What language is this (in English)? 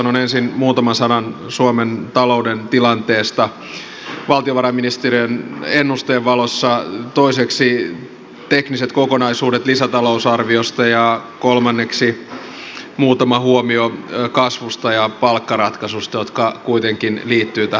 Finnish